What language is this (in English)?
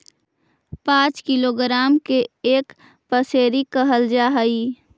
Magahi